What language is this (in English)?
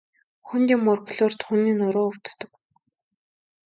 Mongolian